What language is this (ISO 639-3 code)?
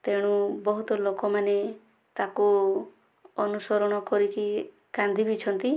ori